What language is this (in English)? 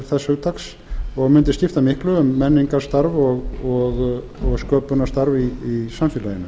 Icelandic